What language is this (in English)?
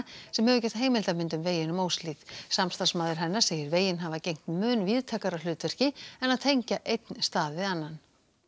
Icelandic